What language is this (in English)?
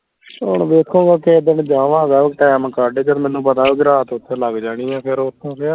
Punjabi